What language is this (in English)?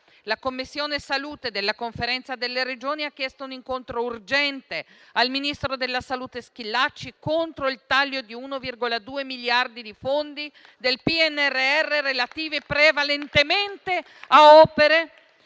Italian